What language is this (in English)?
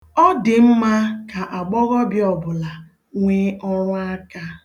Igbo